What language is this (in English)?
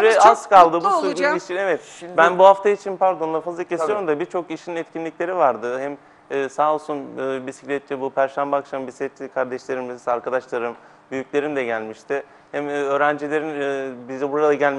Turkish